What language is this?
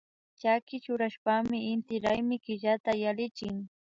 Imbabura Highland Quichua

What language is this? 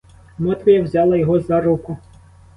Ukrainian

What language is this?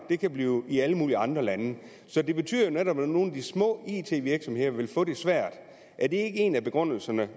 Danish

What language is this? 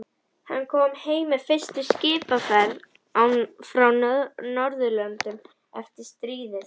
Icelandic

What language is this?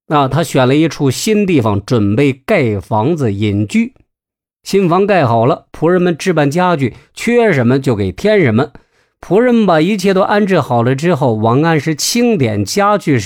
Chinese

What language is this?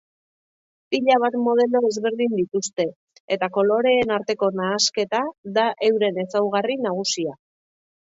Basque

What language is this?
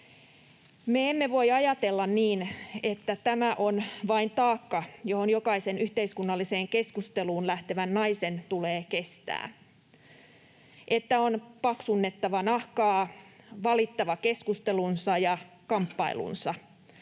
Finnish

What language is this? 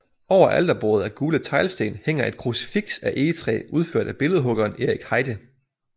Danish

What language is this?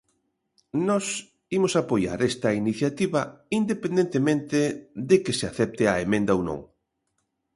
Galician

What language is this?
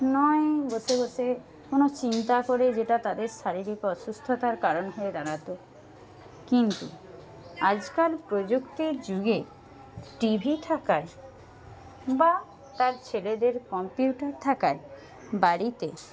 Bangla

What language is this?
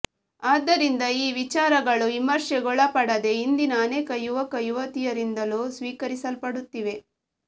Kannada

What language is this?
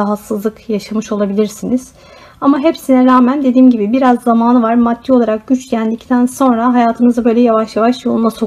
Turkish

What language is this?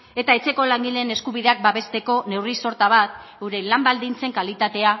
Basque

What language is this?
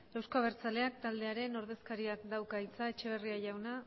Basque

